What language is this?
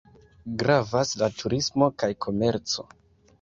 Esperanto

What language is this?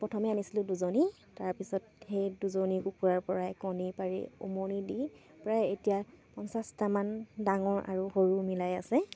Assamese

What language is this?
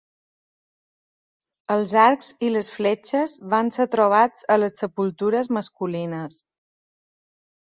Catalan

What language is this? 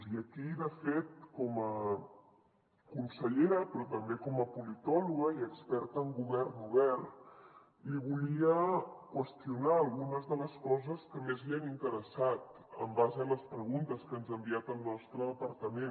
Catalan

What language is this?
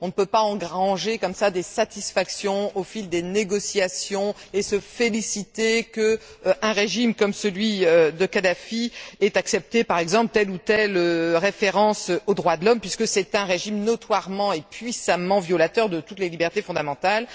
French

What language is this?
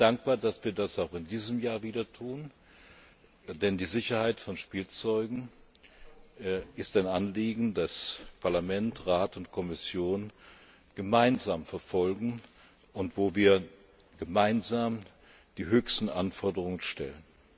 German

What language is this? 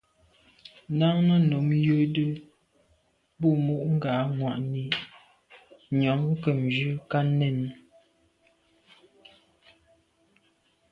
Medumba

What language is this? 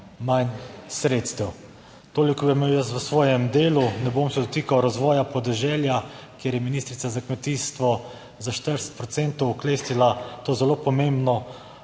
Slovenian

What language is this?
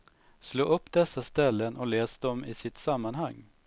Swedish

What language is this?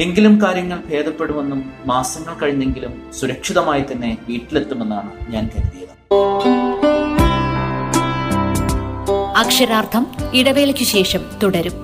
Malayalam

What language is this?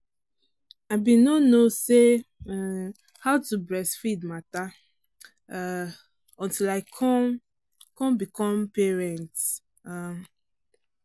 Nigerian Pidgin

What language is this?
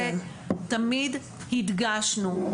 Hebrew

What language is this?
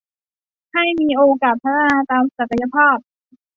Thai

